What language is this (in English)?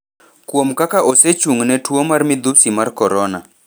Luo (Kenya and Tanzania)